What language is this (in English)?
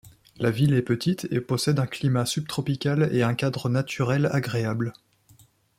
French